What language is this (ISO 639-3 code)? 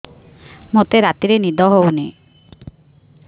ori